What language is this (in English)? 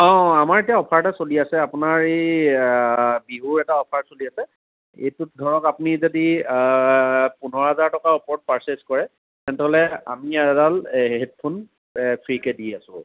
Assamese